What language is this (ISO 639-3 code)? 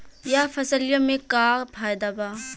bho